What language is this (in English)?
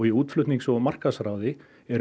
Icelandic